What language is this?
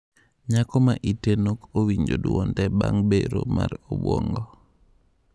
Luo (Kenya and Tanzania)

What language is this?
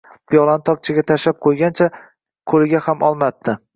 Uzbek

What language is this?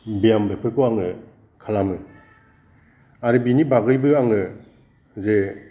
Bodo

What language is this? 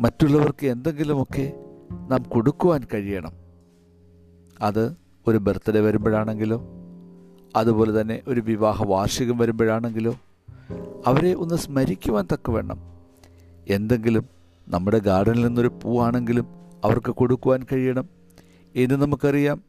Malayalam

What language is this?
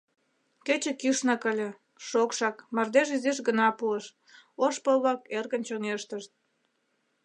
Mari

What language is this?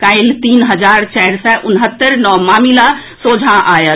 Maithili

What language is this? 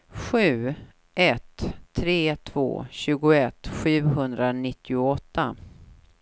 Swedish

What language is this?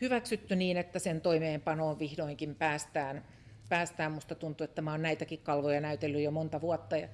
Finnish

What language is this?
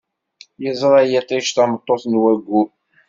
Kabyle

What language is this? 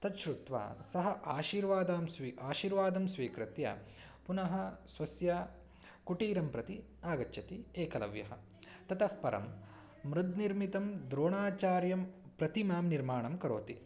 Sanskrit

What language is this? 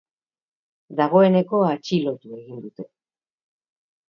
Basque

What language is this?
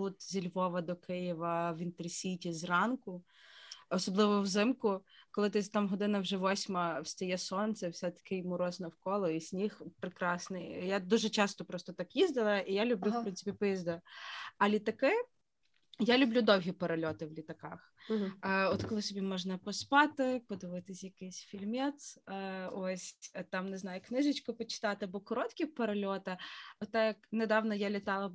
Ukrainian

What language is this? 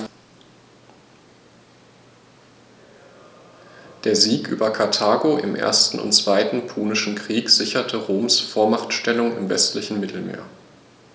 German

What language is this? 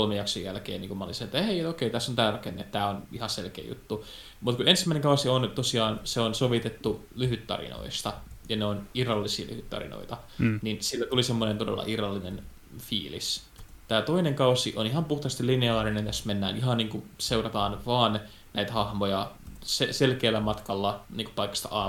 Finnish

